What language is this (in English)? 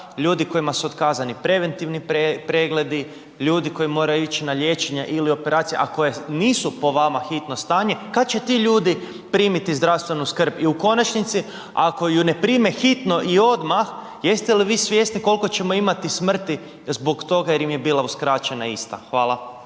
Croatian